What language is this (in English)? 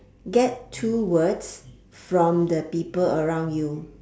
English